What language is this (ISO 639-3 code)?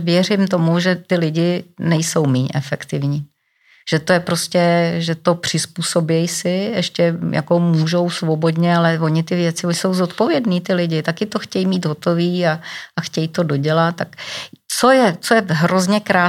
ces